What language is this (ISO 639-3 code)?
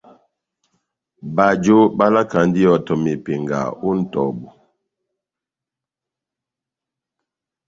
bnm